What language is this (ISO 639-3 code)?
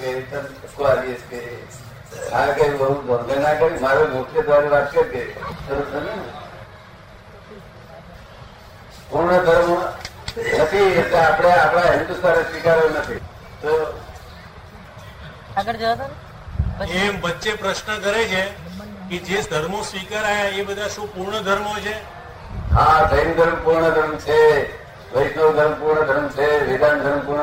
guj